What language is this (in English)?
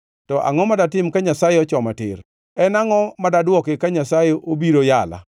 Luo (Kenya and Tanzania)